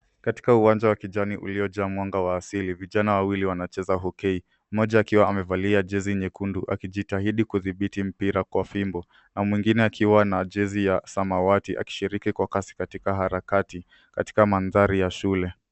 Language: Swahili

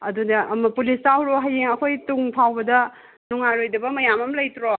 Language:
Manipuri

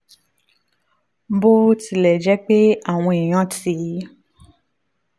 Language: Yoruba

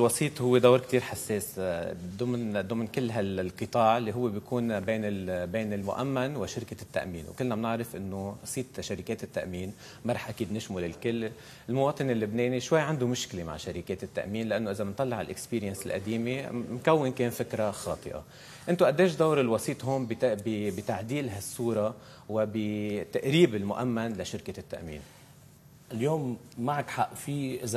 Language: Arabic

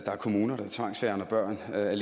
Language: Danish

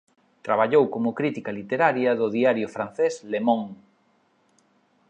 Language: Galician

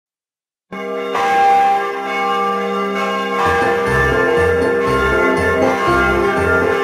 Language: Vietnamese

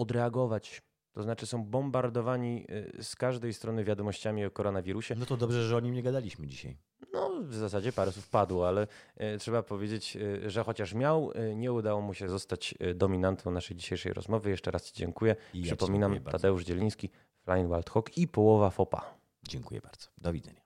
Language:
Polish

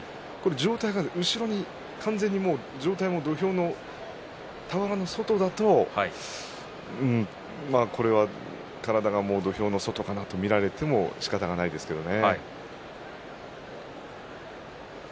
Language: Japanese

